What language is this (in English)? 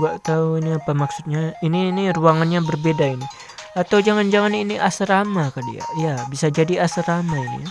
Indonesian